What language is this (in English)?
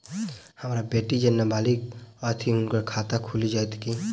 Maithili